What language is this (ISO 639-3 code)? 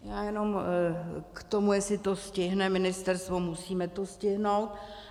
ces